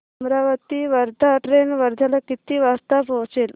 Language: Marathi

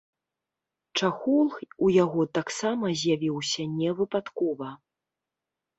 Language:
Belarusian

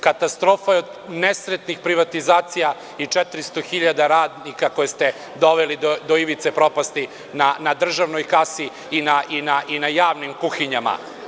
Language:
Serbian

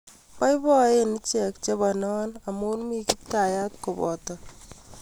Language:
Kalenjin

